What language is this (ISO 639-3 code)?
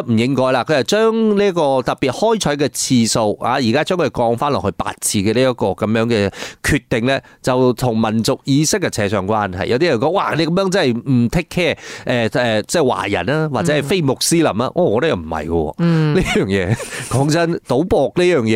zho